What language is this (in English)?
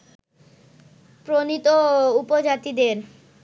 Bangla